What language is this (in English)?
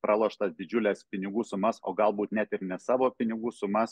Lithuanian